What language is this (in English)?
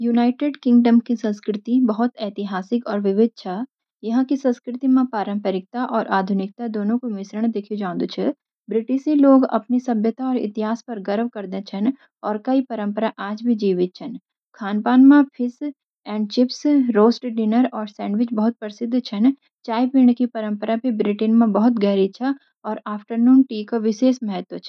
Garhwali